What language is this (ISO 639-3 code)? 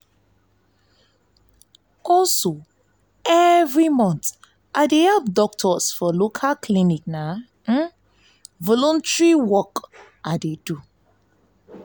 pcm